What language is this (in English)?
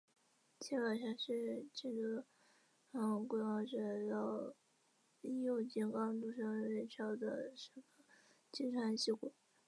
Chinese